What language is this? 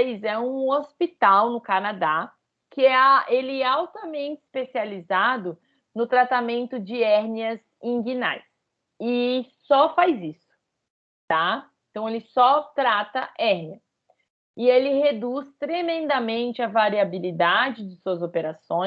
Portuguese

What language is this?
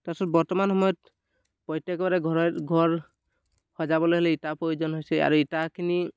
Assamese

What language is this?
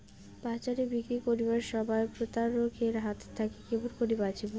Bangla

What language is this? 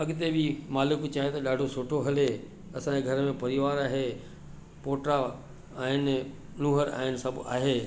Sindhi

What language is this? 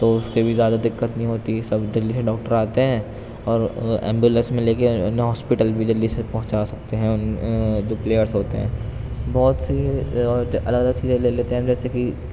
Urdu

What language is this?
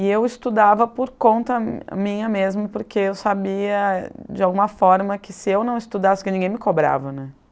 Portuguese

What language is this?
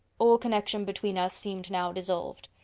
English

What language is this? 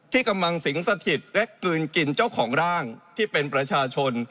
Thai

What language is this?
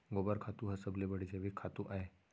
Chhattisgarhi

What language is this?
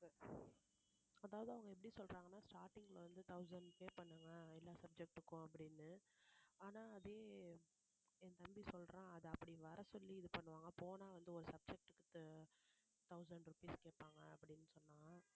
Tamil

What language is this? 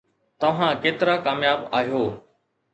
Sindhi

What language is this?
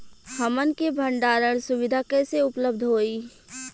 Bhojpuri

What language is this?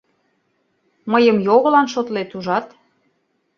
Mari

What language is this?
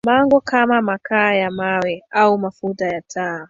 Swahili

